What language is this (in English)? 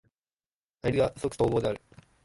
Japanese